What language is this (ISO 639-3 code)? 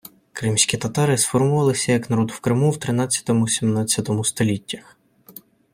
ukr